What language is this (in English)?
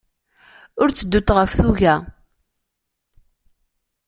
Kabyle